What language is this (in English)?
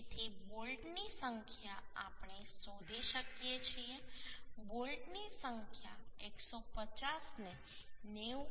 Gujarati